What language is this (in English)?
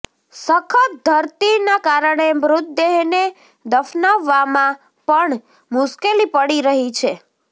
Gujarati